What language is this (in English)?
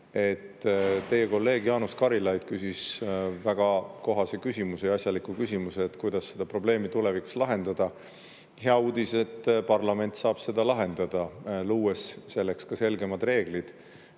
Estonian